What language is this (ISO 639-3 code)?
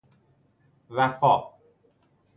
fas